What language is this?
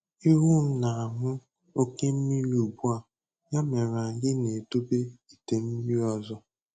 Igbo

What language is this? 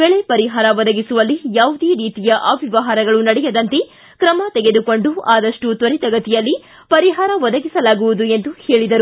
Kannada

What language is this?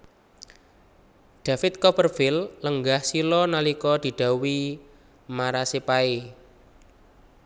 Javanese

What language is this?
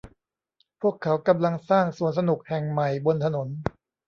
Thai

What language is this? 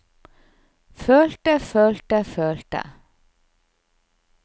Norwegian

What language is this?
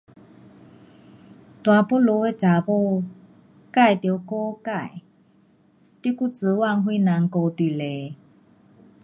Pu-Xian Chinese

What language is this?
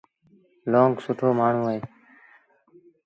Sindhi Bhil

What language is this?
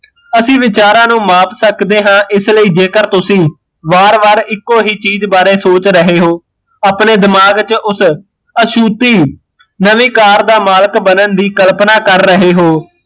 Punjabi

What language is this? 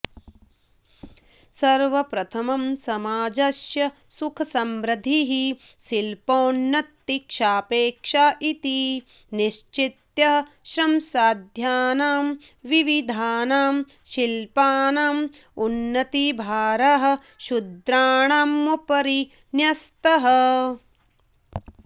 Sanskrit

